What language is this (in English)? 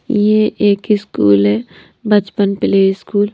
Hindi